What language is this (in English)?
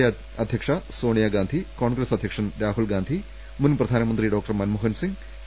Malayalam